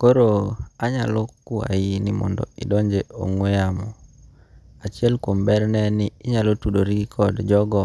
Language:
Luo (Kenya and Tanzania)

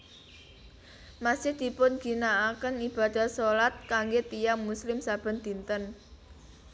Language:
Javanese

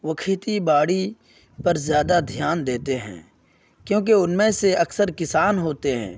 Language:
Urdu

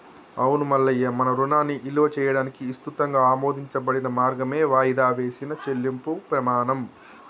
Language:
Telugu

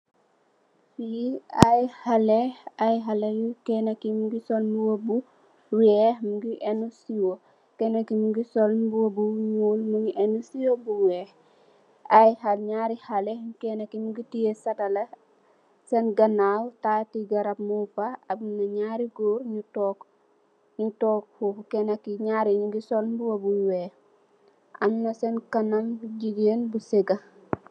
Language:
Wolof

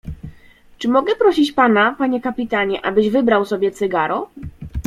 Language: Polish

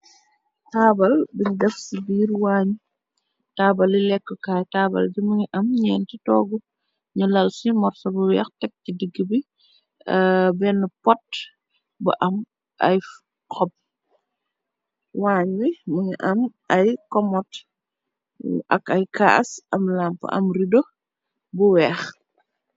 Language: Wolof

